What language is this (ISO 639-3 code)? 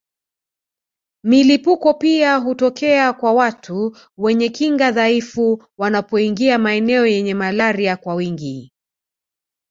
swa